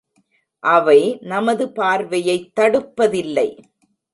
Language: Tamil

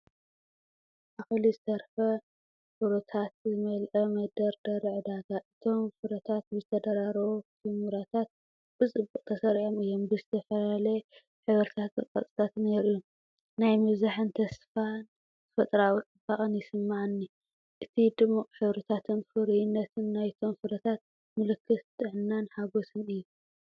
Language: Tigrinya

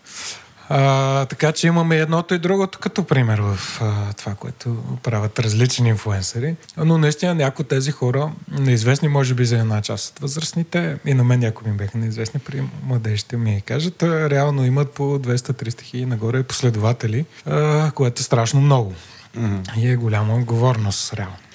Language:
Bulgarian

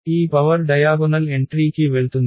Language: Telugu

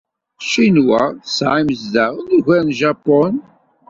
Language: Kabyle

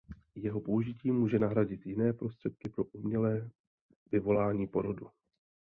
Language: Czech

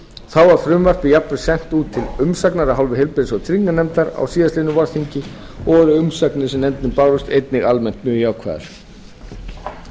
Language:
Icelandic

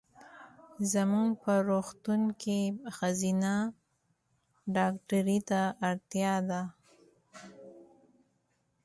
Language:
Pashto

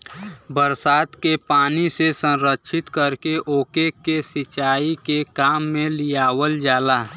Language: Bhojpuri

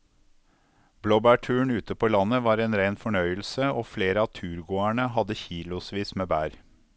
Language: Norwegian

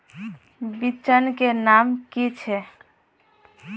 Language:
Magahi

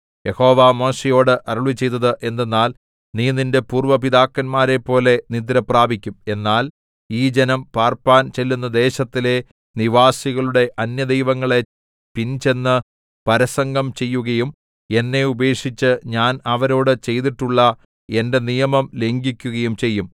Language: Malayalam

